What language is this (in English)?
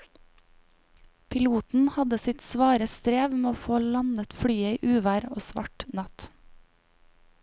Norwegian